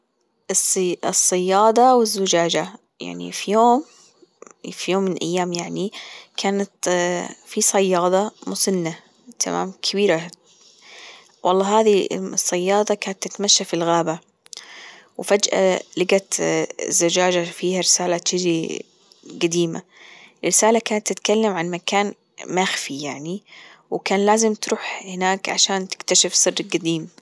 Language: Gulf Arabic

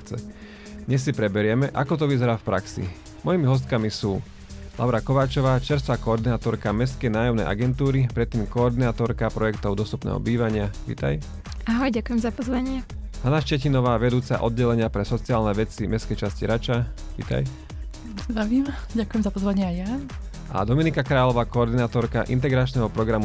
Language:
Slovak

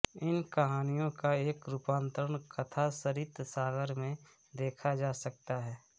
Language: Hindi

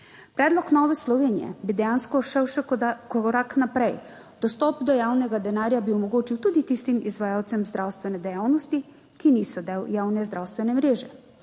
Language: Slovenian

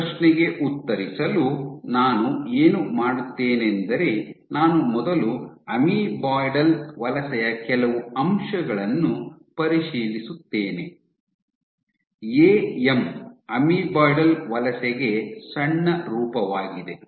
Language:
Kannada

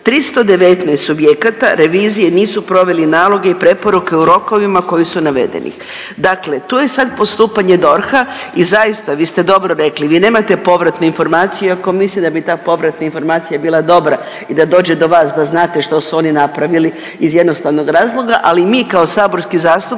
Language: Croatian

